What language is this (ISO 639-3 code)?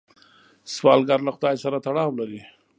pus